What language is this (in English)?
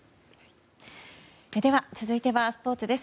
Japanese